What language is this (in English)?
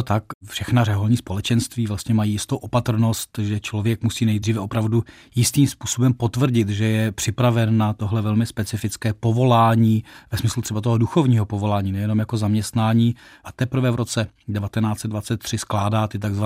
Czech